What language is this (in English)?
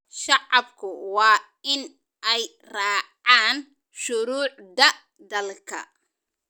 Somali